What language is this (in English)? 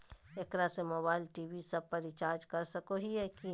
Magahi